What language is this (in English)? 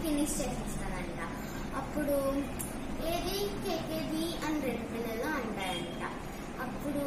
Telugu